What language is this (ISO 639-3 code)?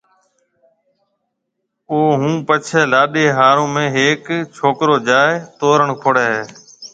mve